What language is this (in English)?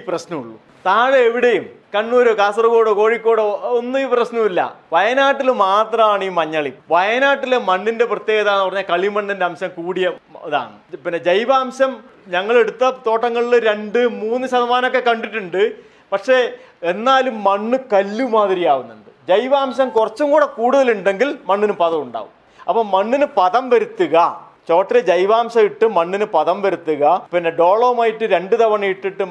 Malayalam